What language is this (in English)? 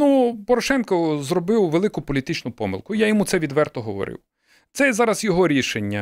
Ukrainian